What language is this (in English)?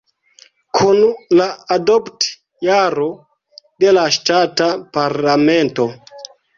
Esperanto